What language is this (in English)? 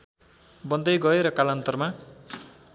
Nepali